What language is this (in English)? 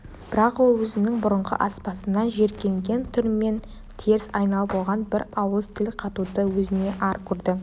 Kazakh